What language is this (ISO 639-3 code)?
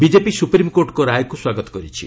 ori